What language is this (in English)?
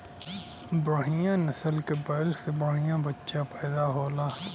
Bhojpuri